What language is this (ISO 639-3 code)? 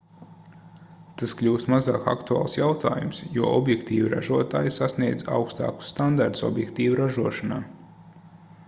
lav